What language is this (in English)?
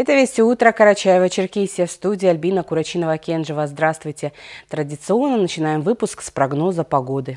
Russian